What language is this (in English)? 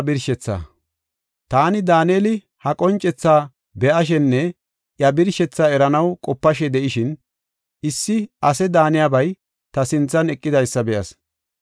Gofa